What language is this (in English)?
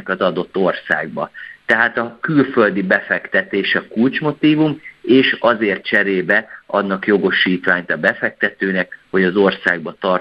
Hungarian